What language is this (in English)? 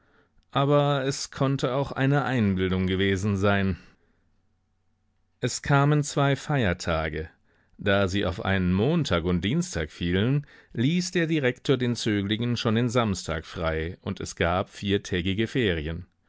German